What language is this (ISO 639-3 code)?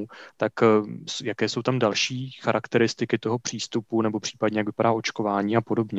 ces